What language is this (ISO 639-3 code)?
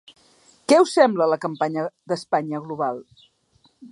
cat